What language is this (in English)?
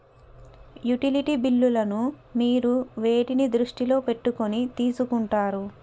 Telugu